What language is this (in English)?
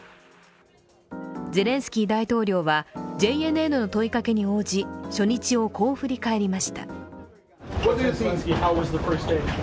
Japanese